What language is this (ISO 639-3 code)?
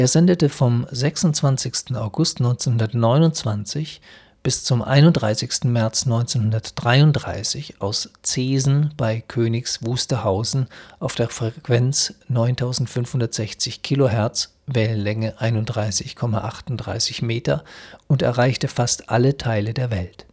deu